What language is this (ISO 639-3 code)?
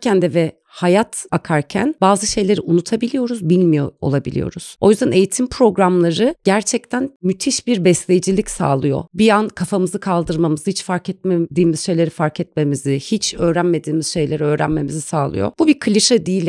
tur